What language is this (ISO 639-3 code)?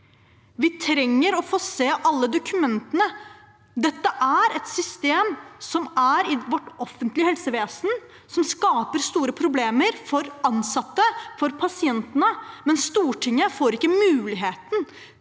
nor